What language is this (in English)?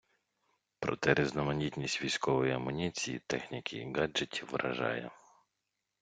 Ukrainian